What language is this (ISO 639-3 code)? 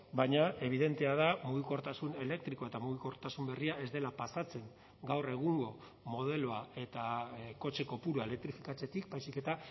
eus